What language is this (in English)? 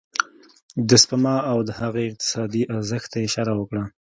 Pashto